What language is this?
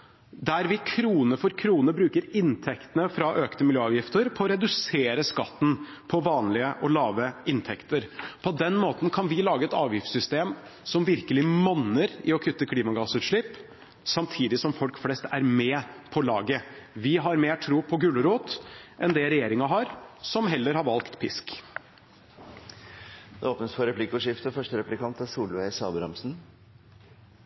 Norwegian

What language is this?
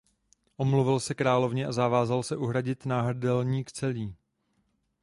Czech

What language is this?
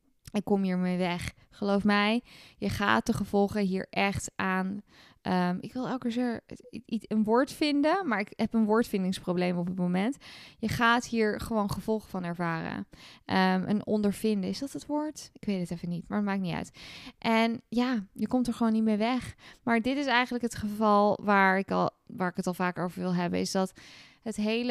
Dutch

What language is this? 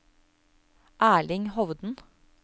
Norwegian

